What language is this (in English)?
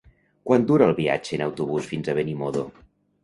Catalan